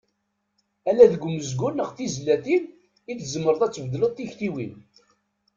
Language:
Kabyle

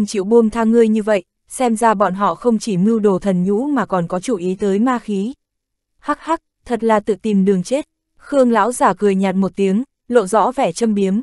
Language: Vietnamese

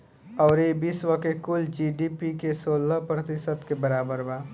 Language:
Bhojpuri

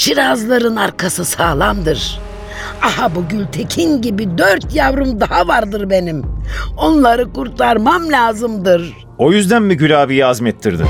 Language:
Turkish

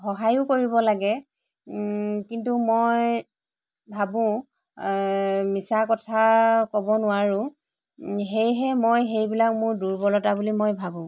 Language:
Assamese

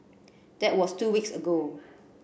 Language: English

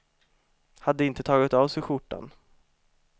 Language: Swedish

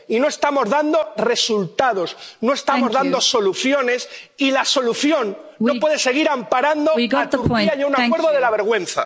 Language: Spanish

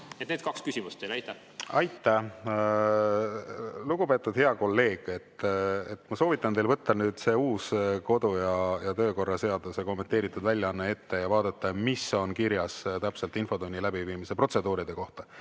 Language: Estonian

